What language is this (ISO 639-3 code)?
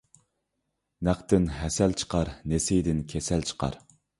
uig